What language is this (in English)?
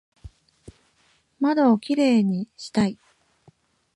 Japanese